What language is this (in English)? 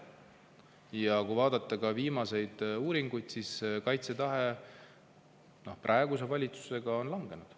Estonian